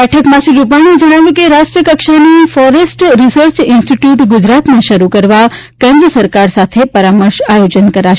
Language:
Gujarati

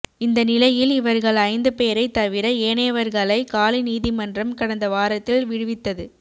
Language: Tamil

